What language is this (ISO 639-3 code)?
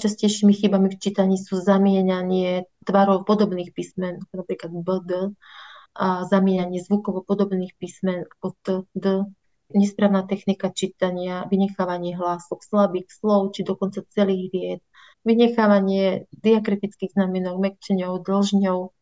slk